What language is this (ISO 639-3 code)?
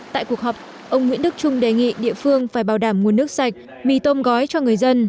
vie